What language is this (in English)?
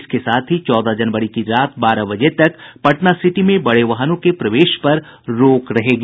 Hindi